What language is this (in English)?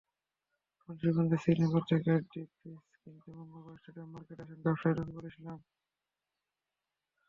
Bangla